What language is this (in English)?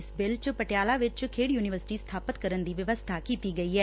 Punjabi